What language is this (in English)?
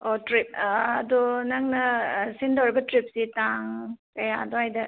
Manipuri